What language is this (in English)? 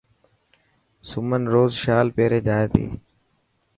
Dhatki